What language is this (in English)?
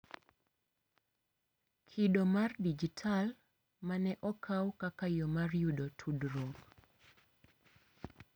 Luo (Kenya and Tanzania)